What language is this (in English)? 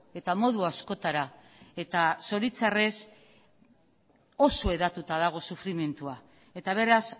Basque